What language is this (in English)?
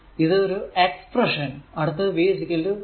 Malayalam